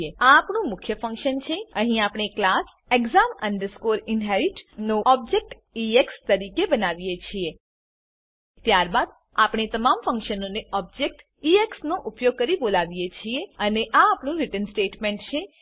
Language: Gujarati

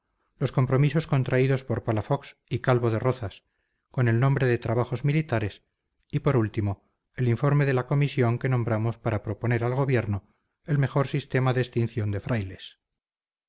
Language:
Spanish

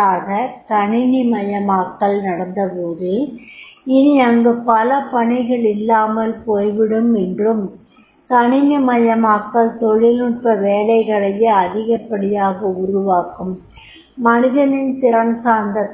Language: Tamil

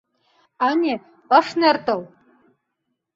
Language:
Mari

